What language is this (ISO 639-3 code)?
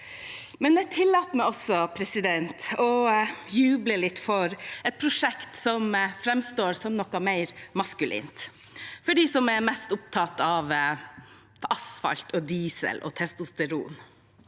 nor